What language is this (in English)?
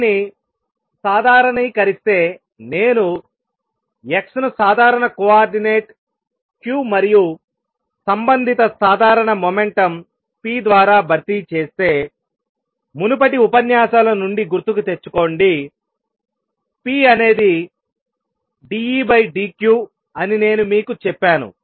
Telugu